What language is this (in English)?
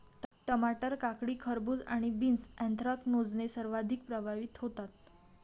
Marathi